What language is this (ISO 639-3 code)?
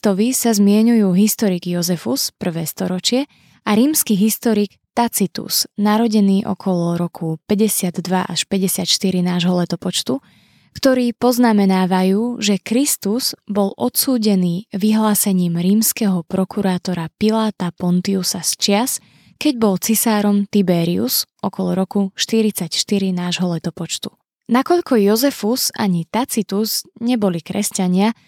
slk